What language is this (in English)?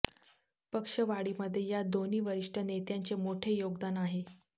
Marathi